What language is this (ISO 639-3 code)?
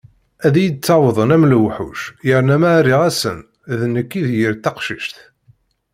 kab